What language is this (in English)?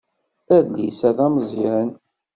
Kabyle